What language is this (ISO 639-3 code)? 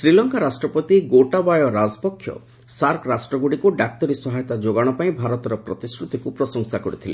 ori